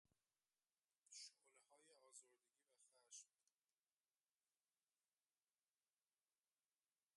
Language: Persian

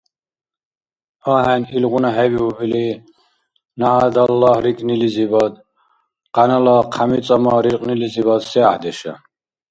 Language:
Dargwa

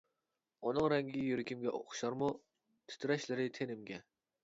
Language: Uyghur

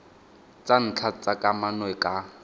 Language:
Tswana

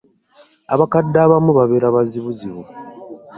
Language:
Ganda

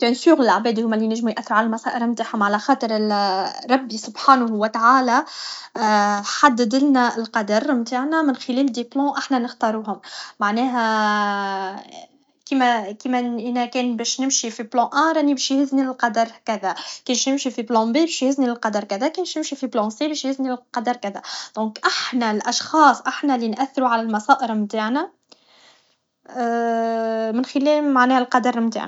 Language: Tunisian Arabic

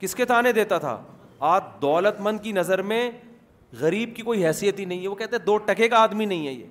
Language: Urdu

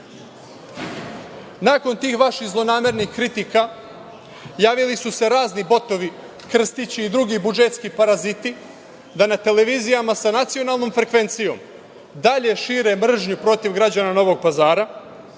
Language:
Serbian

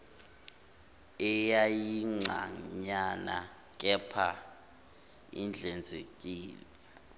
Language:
Zulu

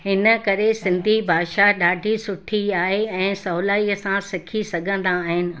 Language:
Sindhi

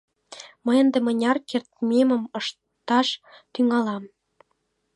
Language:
Mari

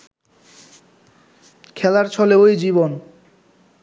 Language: Bangla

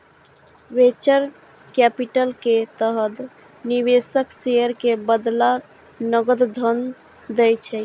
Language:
Maithili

